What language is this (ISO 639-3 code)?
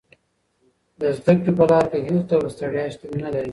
pus